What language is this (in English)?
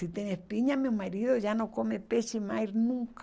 Portuguese